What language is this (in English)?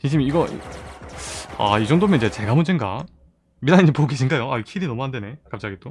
Korean